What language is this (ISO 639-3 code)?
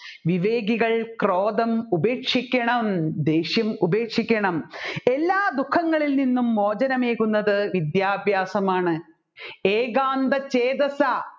mal